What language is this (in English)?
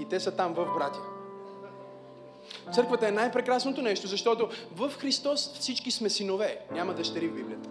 Bulgarian